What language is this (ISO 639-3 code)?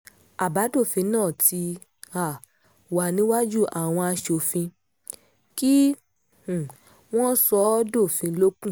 yor